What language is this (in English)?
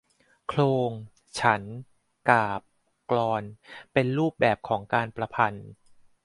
Thai